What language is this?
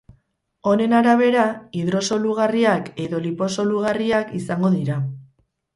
Basque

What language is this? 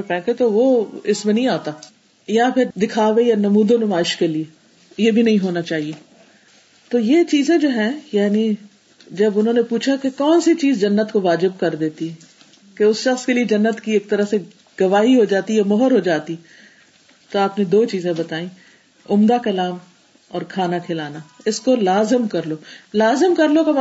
Urdu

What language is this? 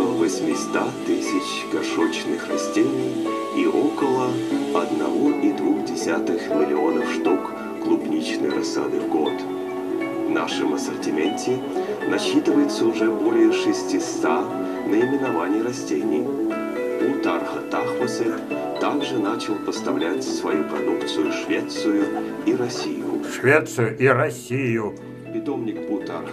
Russian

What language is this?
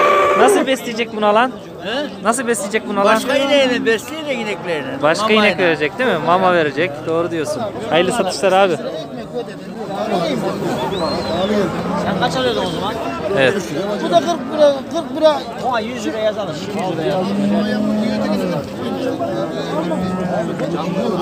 Turkish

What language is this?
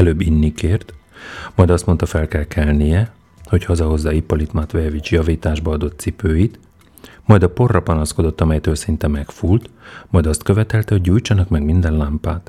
Hungarian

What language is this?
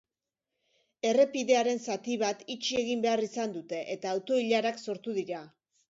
Basque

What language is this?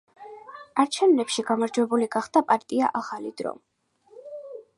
Georgian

